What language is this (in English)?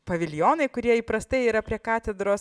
Lithuanian